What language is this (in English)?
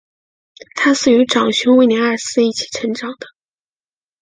Chinese